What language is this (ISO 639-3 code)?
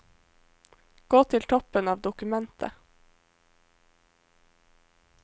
nor